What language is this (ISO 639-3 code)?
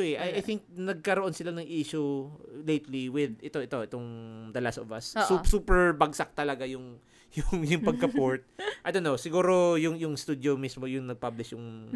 fil